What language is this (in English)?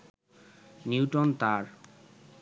Bangla